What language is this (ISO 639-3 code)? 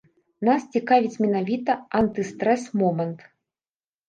bel